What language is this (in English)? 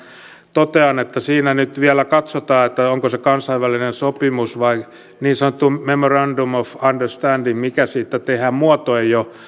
Finnish